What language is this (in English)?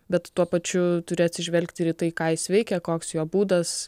Lithuanian